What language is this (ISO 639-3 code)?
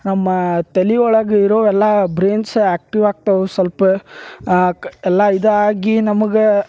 kan